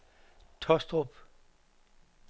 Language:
Danish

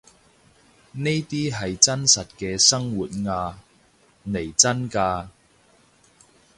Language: Cantonese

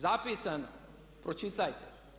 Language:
Croatian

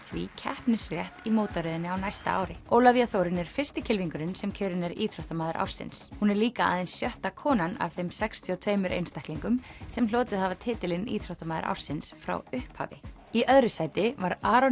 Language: Icelandic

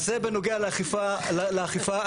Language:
Hebrew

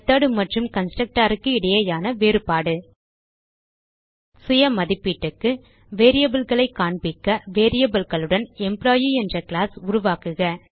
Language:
Tamil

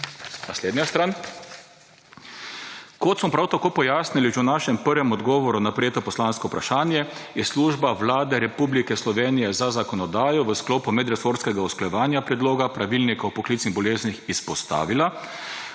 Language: Slovenian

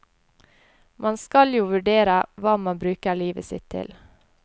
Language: Norwegian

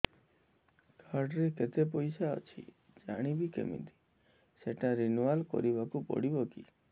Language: Odia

